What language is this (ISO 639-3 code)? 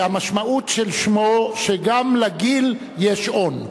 heb